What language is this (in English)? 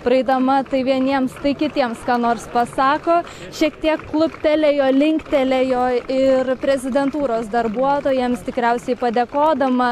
Lithuanian